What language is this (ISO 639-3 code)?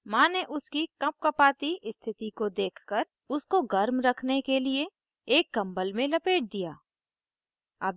hin